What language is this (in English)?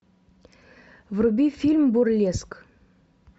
Russian